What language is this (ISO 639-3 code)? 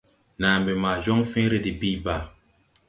tui